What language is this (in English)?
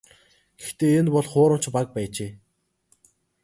Mongolian